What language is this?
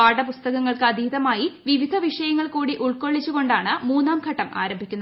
Malayalam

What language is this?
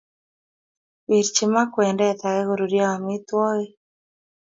Kalenjin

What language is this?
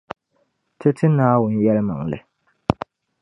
Dagbani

